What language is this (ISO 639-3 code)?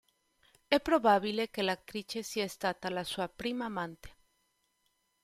ita